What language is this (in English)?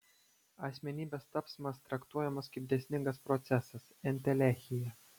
Lithuanian